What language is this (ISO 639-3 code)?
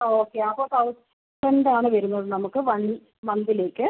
mal